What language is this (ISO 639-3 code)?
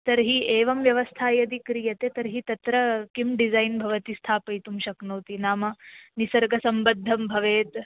san